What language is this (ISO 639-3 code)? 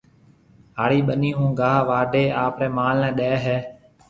mve